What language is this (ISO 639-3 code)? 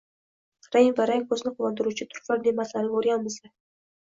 uzb